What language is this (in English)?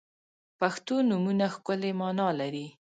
Pashto